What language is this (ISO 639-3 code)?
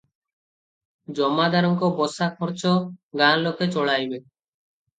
ori